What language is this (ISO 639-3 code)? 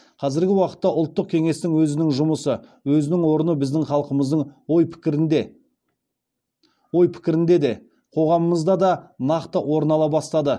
kaz